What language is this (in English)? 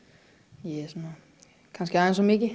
Icelandic